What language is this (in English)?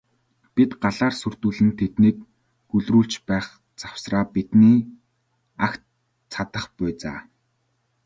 Mongolian